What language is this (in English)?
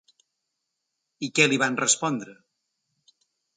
Catalan